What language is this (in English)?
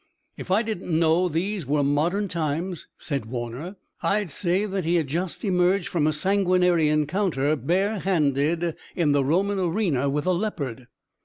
English